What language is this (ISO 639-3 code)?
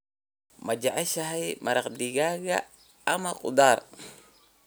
som